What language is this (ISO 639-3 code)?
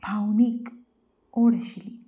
kok